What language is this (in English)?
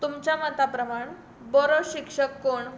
Konkani